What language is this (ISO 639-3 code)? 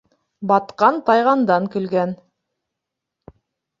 bak